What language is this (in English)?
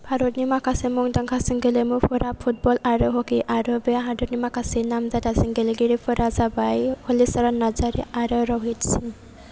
Bodo